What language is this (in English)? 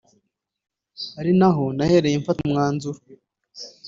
Kinyarwanda